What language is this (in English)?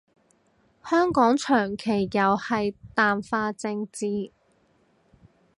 Cantonese